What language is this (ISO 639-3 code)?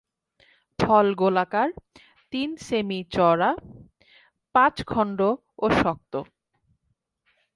ben